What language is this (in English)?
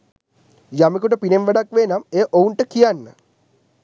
Sinhala